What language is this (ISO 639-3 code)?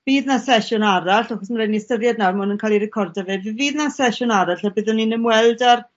cym